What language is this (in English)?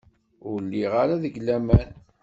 Kabyle